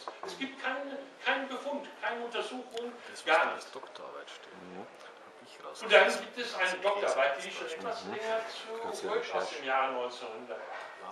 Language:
German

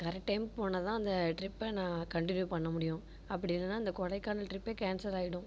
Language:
Tamil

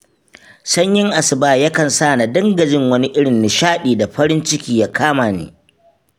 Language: Hausa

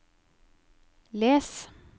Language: Norwegian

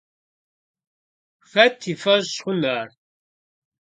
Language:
Kabardian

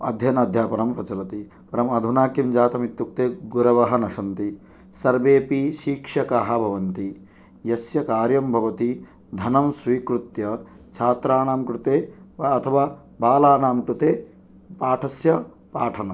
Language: Sanskrit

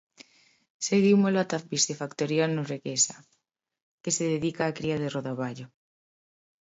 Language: Galician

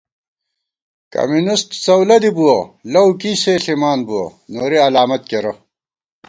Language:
Gawar-Bati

